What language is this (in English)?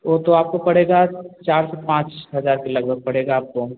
Hindi